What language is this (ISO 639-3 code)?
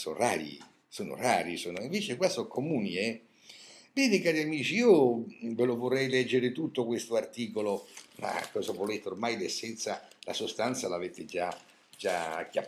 ita